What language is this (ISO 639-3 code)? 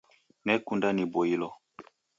dav